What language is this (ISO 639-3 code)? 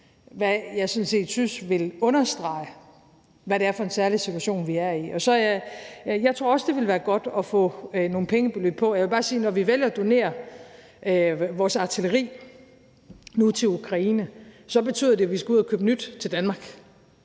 dan